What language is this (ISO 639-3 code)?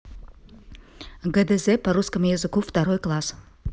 rus